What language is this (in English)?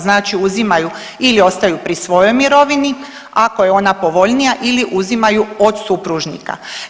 Croatian